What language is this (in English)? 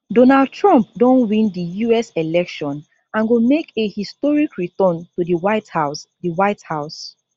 Nigerian Pidgin